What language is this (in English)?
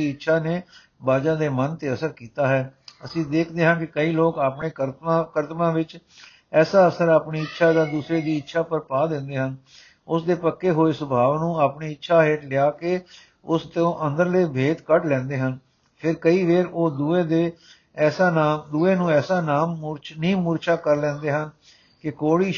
Punjabi